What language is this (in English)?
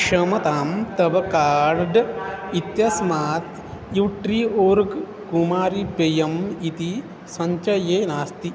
Sanskrit